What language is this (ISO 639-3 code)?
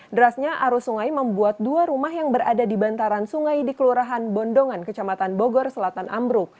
ind